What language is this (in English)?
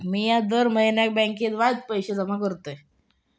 Marathi